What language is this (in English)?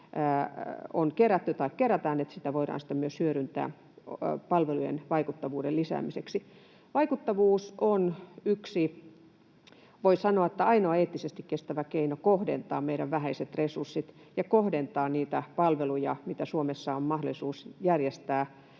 Finnish